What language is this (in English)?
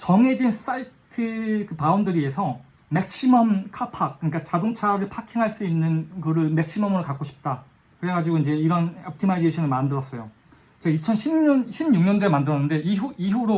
Korean